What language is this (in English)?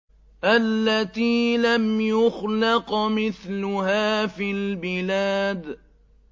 Arabic